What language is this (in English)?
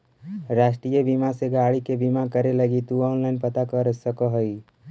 Magahi